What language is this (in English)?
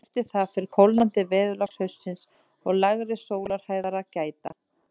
Icelandic